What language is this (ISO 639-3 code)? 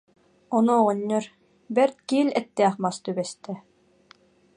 sah